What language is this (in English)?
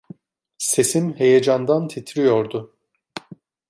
Turkish